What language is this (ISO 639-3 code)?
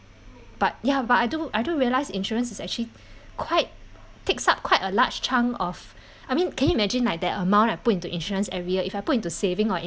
eng